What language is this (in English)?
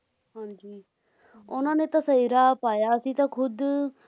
Punjabi